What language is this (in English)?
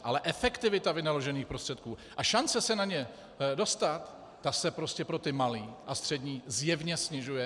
Czech